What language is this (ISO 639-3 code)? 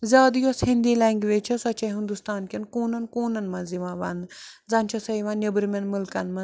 kas